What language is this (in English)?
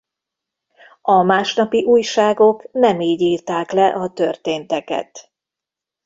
Hungarian